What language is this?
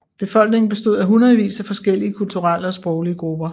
Danish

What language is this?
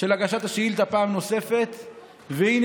Hebrew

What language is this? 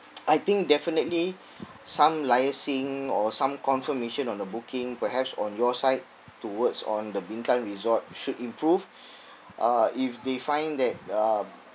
English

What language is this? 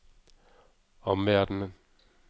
Danish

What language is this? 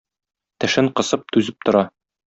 Tatar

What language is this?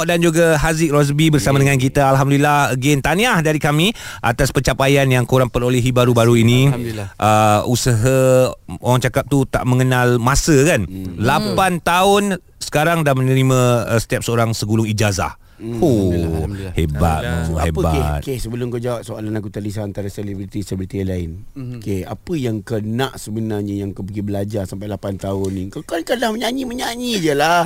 Malay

